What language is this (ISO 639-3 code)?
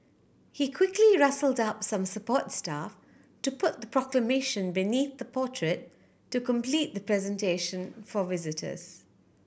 eng